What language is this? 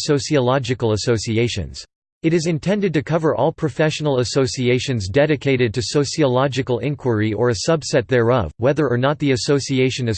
English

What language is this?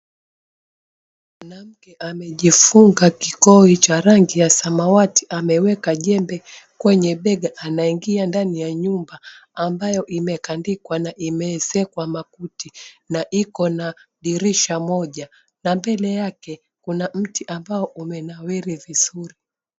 Swahili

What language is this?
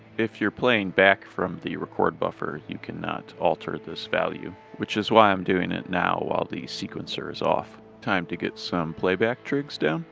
English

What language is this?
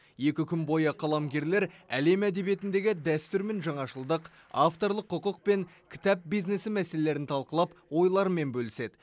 Kazakh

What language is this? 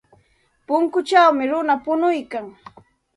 Santa Ana de Tusi Pasco Quechua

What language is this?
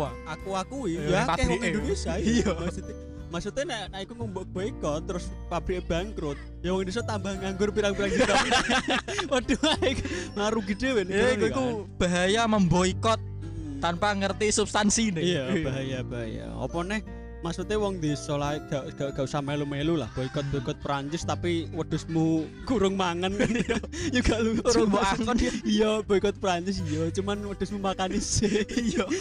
Indonesian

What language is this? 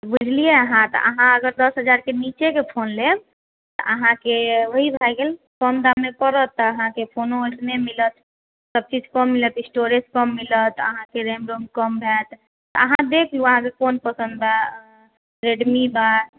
Maithili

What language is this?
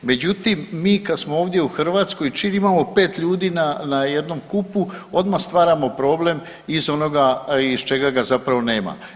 Croatian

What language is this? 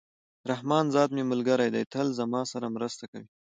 Pashto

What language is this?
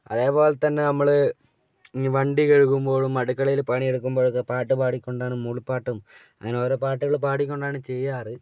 Malayalam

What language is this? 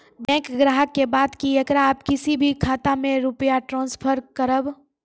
Maithili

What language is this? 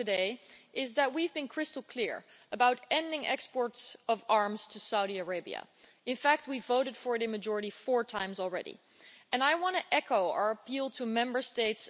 English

